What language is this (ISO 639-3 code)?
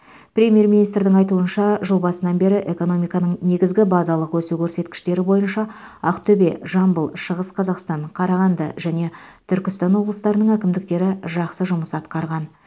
kaz